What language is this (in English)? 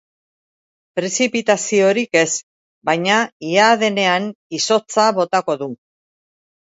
Basque